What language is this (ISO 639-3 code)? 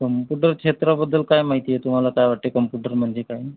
mar